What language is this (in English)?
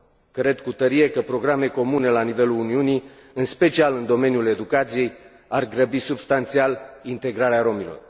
Romanian